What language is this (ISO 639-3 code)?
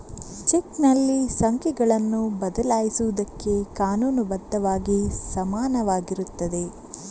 kan